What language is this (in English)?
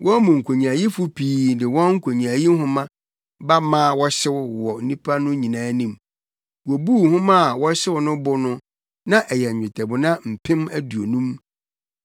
Akan